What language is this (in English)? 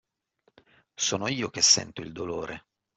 Italian